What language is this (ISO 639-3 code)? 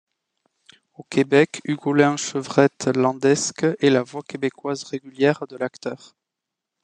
fra